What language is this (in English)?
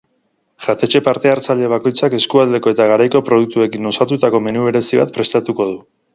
Basque